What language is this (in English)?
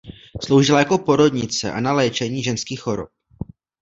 Czech